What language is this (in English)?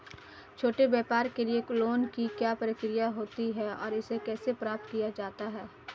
Hindi